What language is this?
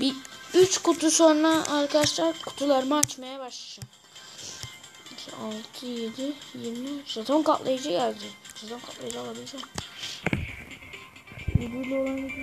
Turkish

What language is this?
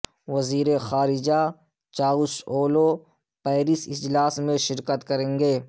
Urdu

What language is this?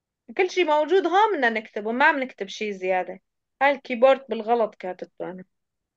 Arabic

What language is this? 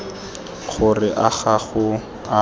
Tswana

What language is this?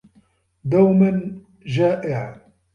Arabic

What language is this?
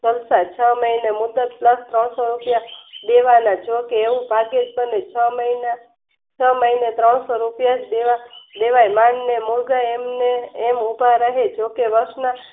Gujarati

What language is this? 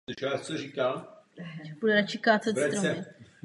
Czech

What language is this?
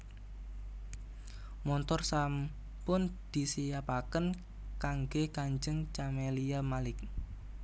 Javanese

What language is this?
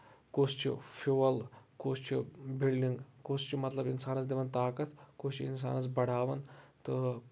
Kashmiri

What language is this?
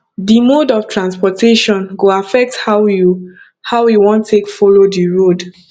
Nigerian Pidgin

